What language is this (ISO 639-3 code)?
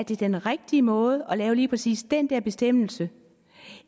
dan